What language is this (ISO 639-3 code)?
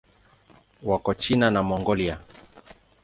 swa